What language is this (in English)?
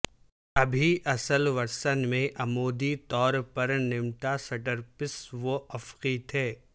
Urdu